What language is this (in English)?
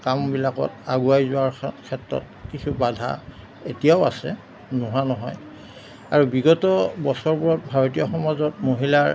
Assamese